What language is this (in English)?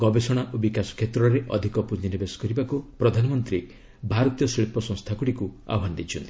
Odia